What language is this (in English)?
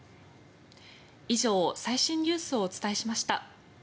Japanese